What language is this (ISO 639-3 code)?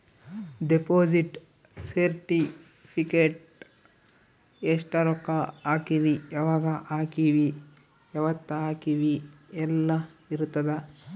kan